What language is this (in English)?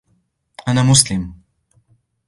Arabic